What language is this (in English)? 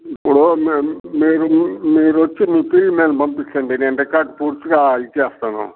Telugu